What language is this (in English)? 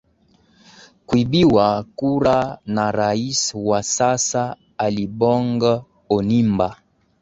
Swahili